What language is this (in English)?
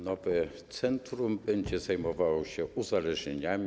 Polish